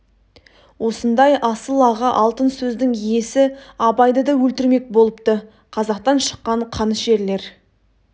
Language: Kazakh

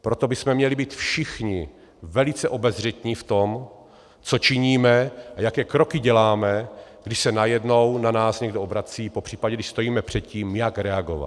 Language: Czech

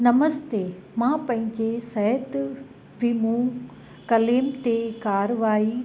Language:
Sindhi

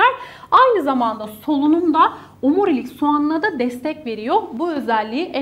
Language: Turkish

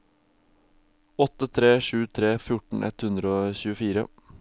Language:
Norwegian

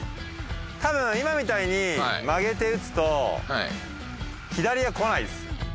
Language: Japanese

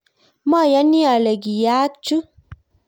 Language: Kalenjin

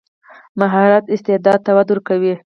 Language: Pashto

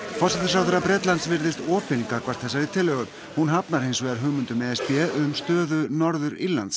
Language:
Icelandic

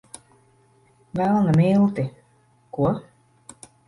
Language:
Latvian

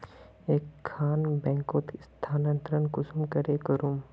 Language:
Magahi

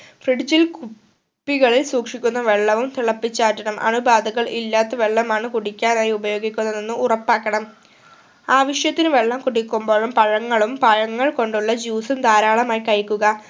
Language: Malayalam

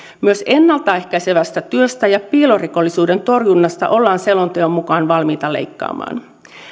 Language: Finnish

